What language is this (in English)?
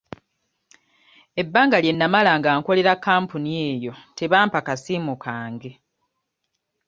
Ganda